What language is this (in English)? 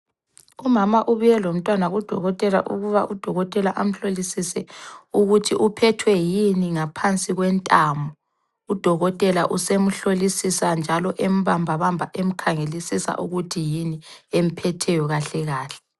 North Ndebele